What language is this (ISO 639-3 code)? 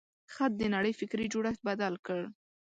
pus